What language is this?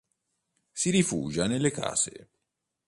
Italian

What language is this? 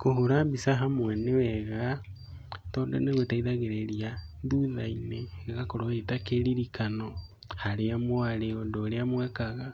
Kikuyu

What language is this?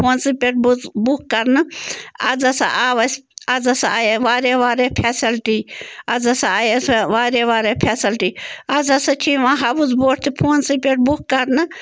Kashmiri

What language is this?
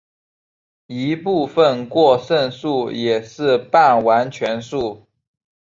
Chinese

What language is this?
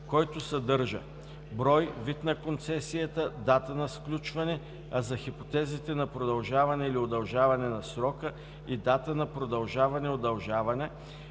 Bulgarian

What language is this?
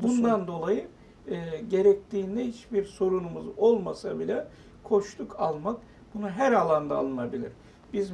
Turkish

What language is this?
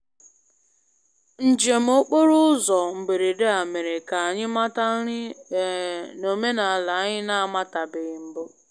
Igbo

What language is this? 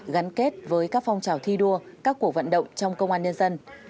Vietnamese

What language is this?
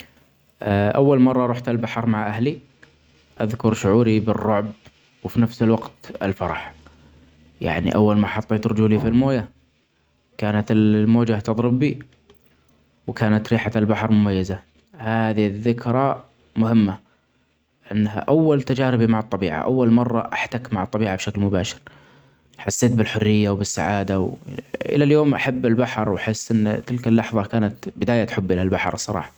Omani Arabic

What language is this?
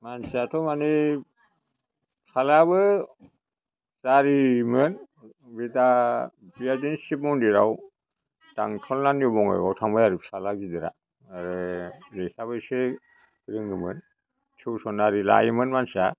Bodo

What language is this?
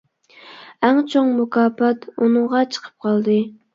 Uyghur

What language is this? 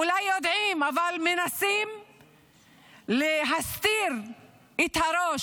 Hebrew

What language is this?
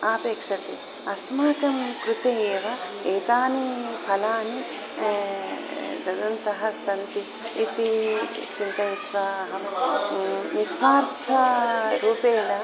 Sanskrit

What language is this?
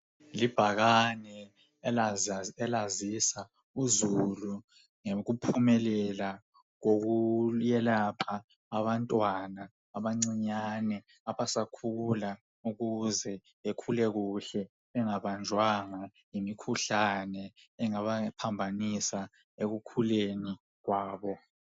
North Ndebele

